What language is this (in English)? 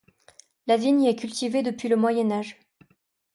French